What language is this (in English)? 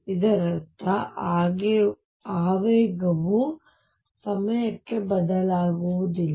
Kannada